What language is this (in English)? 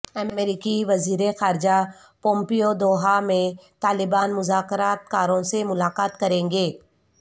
Urdu